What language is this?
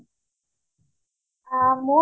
Assamese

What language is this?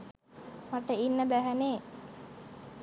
Sinhala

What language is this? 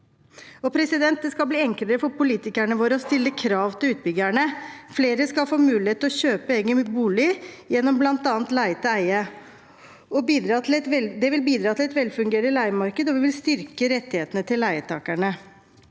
Norwegian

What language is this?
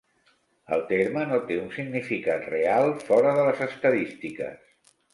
Catalan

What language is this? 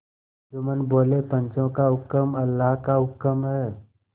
Hindi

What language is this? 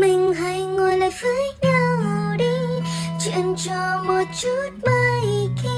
Vietnamese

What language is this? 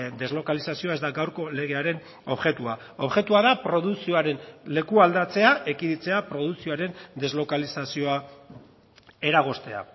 Basque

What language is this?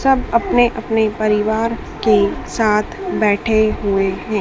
Hindi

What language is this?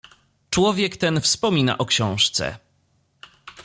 Polish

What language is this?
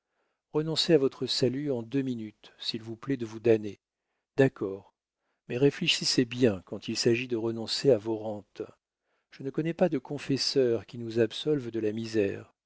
French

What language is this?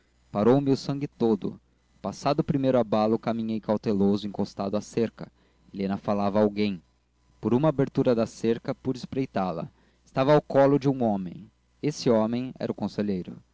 Portuguese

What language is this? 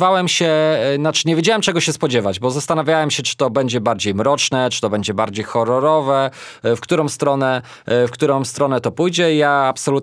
Polish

